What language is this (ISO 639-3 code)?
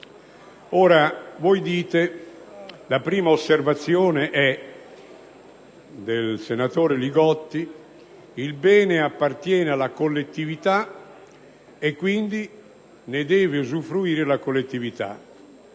ita